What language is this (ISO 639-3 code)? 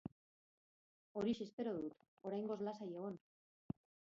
eus